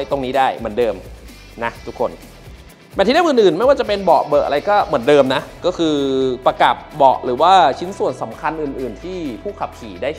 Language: Thai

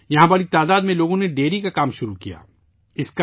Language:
Urdu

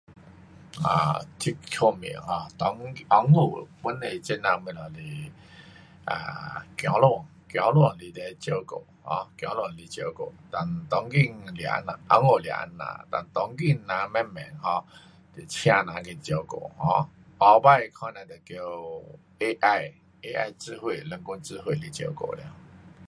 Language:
Pu-Xian Chinese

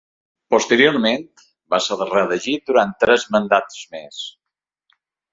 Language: Catalan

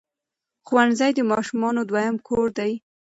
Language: Pashto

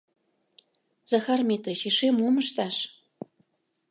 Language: Mari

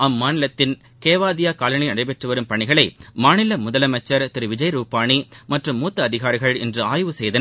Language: Tamil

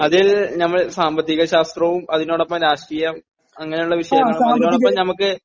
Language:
Malayalam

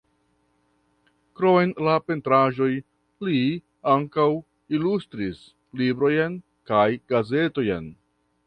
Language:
Esperanto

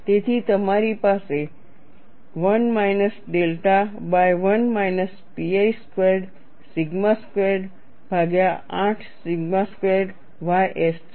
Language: Gujarati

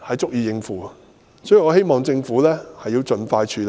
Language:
Cantonese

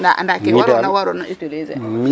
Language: Serer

